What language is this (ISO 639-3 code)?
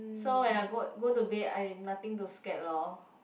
eng